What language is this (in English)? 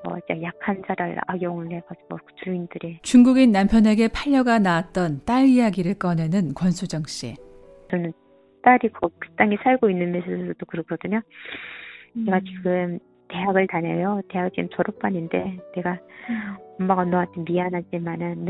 Korean